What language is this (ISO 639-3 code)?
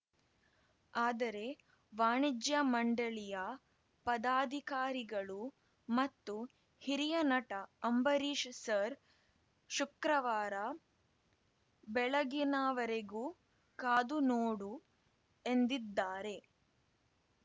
kan